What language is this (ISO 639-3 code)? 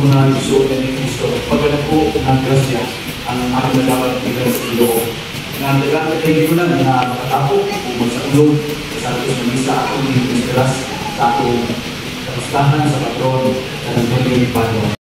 fil